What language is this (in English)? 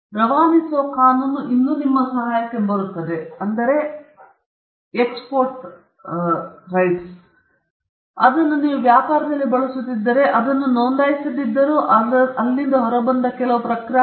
Kannada